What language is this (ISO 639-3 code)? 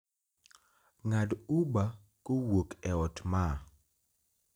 luo